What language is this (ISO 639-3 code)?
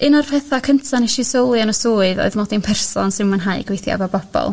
cym